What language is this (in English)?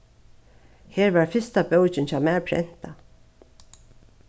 Faroese